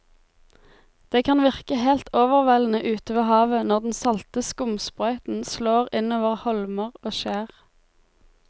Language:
Norwegian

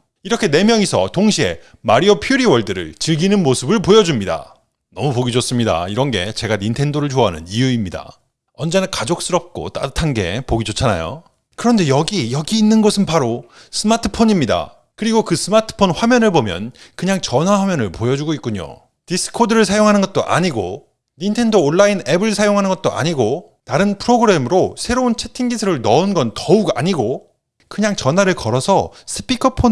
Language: Korean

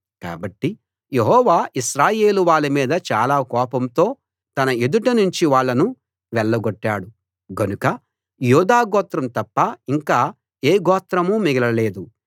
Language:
Telugu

